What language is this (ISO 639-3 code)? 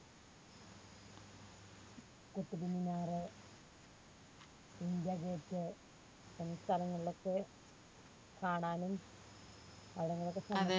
mal